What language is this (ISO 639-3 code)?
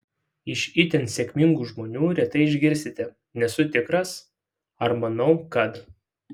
lit